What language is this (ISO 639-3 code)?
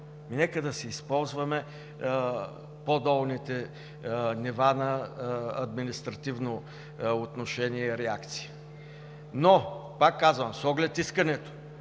bul